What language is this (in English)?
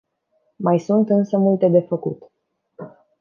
Romanian